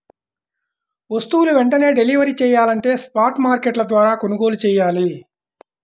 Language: Telugu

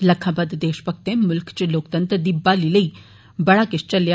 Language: Dogri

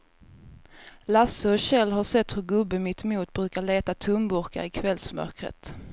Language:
Swedish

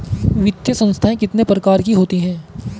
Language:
Hindi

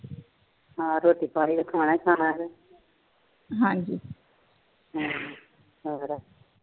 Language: Punjabi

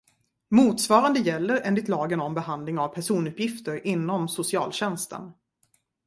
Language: Swedish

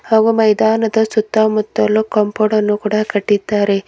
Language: Kannada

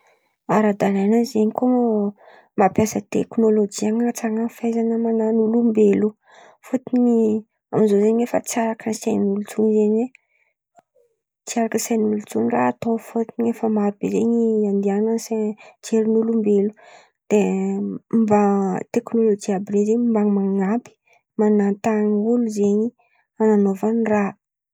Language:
Antankarana Malagasy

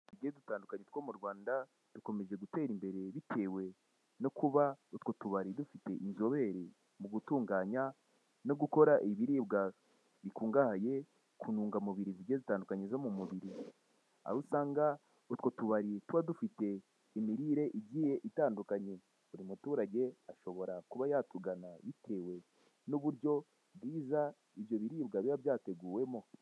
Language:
Kinyarwanda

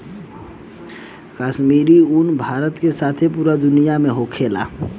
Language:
Bhojpuri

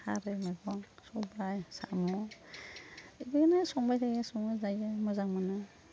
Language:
Bodo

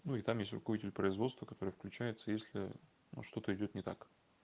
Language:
Russian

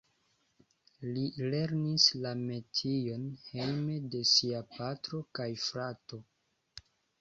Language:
Esperanto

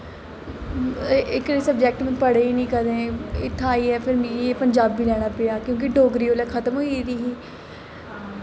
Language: Dogri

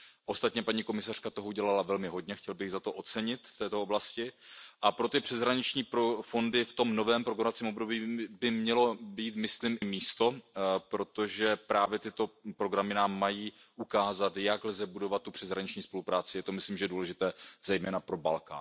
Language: Czech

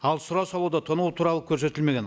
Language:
Kazakh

